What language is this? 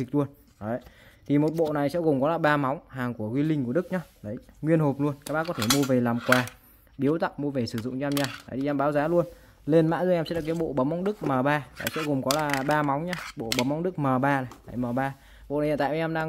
Vietnamese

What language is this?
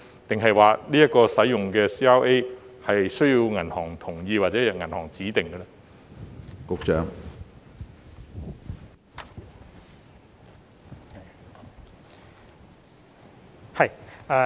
Cantonese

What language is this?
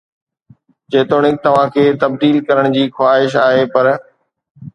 Sindhi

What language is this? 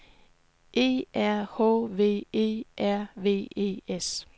Danish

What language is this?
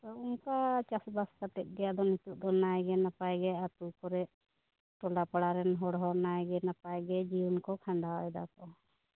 Santali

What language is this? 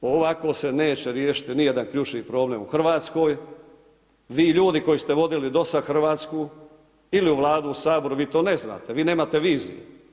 Croatian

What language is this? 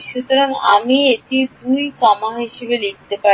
Bangla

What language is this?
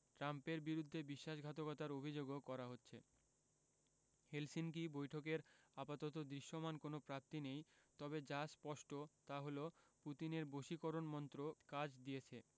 Bangla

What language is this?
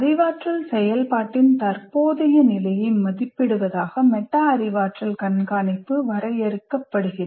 Tamil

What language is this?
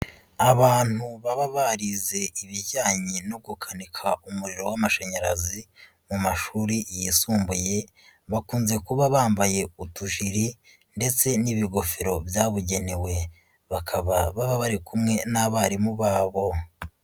Kinyarwanda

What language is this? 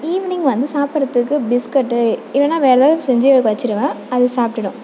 Tamil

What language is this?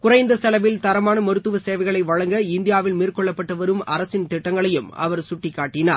Tamil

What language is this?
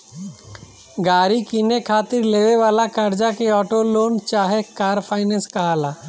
Bhojpuri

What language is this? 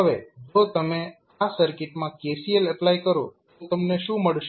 Gujarati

